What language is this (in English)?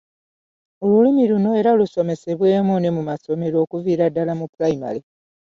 Ganda